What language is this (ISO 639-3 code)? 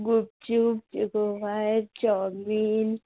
ori